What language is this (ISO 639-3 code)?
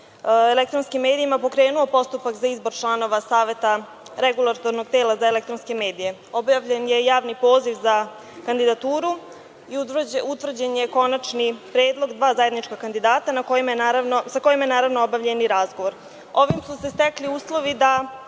srp